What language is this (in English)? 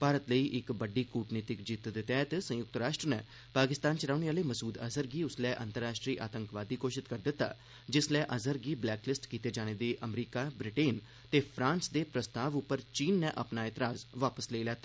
Dogri